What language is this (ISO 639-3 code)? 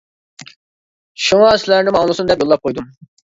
uig